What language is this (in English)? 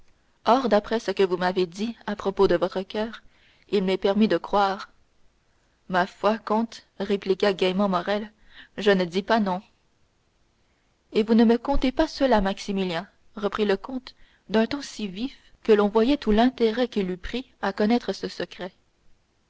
French